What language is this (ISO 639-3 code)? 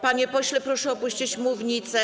pol